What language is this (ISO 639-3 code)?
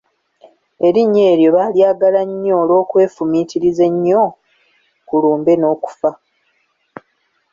lug